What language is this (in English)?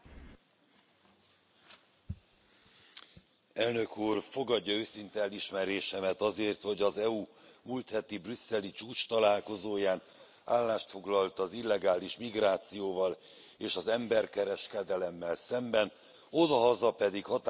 Hungarian